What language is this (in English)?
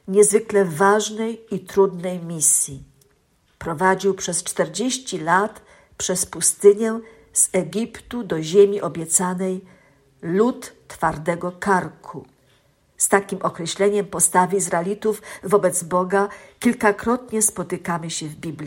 Polish